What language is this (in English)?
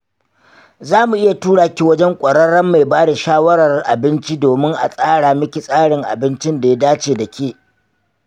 Hausa